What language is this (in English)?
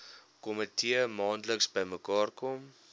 Afrikaans